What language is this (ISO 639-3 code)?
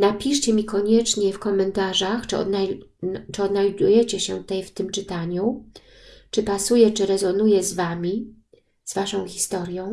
pol